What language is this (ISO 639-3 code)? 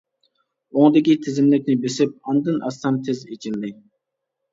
uig